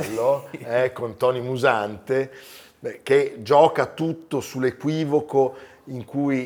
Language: Italian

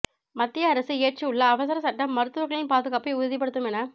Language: Tamil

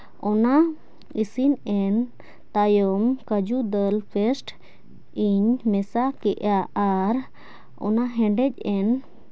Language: Santali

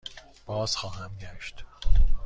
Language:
Persian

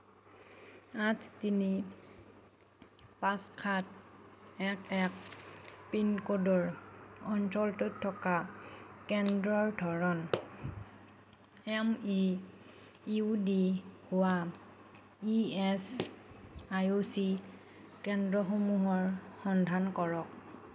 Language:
Assamese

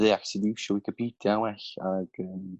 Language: Welsh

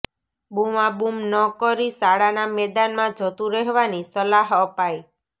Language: Gujarati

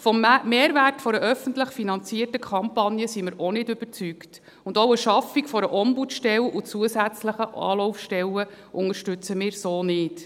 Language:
Swiss German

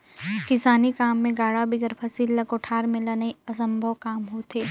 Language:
Chhattisgarhi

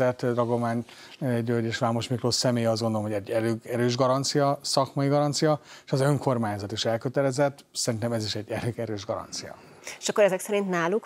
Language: Hungarian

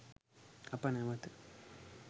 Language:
Sinhala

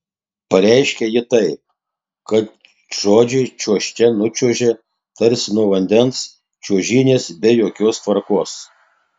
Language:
Lithuanian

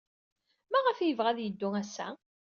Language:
Kabyle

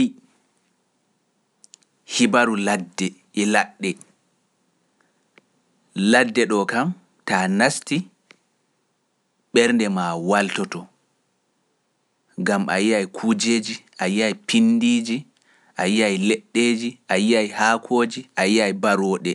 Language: Pular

